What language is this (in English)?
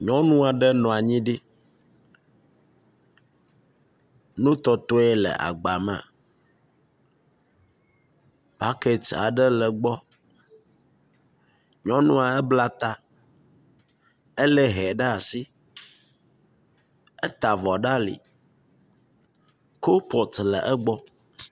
Ewe